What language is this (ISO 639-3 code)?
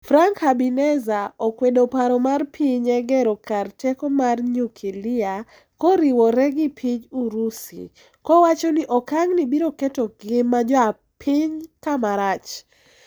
luo